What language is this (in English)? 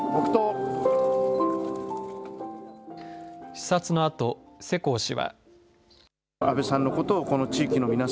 Japanese